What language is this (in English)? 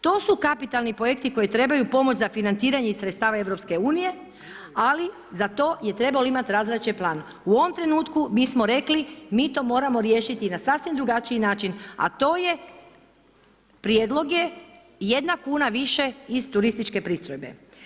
Croatian